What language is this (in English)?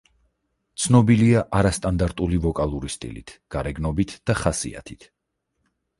Georgian